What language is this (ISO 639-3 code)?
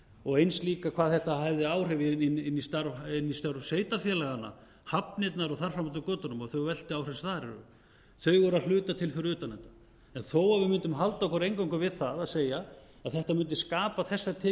isl